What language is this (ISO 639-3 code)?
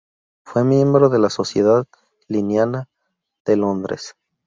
spa